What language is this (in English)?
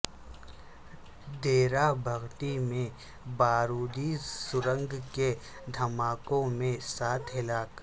Urdu